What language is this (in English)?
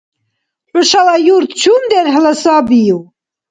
Dargwa